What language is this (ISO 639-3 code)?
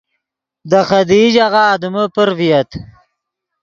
ydg